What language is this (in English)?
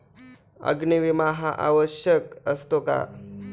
Marathi